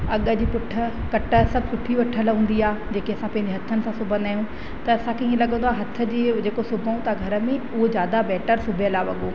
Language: Sindhi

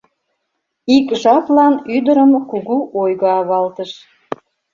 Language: Mari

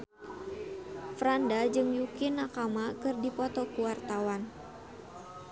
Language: Sundanese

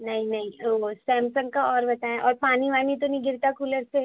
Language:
Urdu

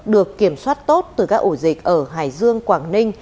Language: Vietnamese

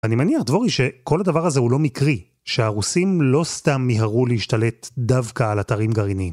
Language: Hebrew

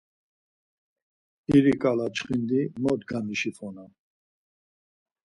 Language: Laz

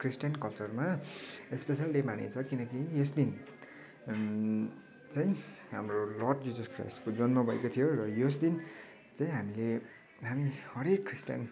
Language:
Nepali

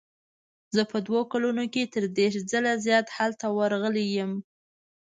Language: Pashto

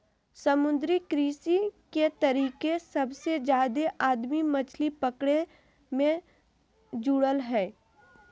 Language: Magahi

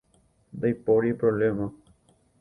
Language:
Guarani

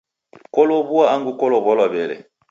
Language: Taita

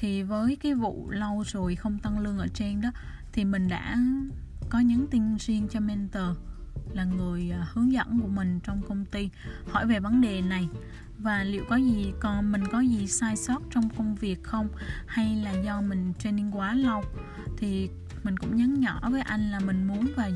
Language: Vietnamese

